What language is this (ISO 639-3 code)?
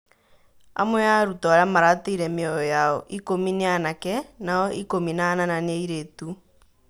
kik